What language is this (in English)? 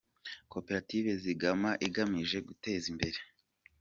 Kinyarwanda